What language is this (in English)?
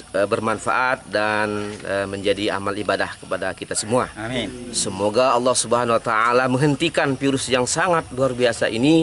Indonesian